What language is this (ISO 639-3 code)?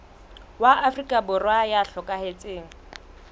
sot